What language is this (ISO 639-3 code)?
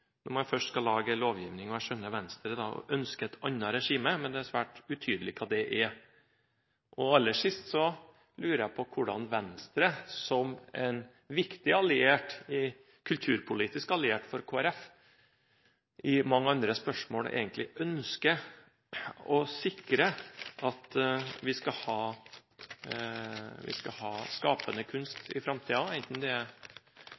nob